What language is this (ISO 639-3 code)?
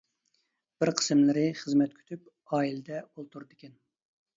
uig